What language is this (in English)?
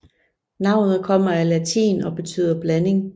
Danish